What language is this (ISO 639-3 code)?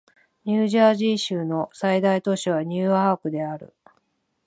jpn